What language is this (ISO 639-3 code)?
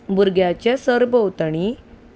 kok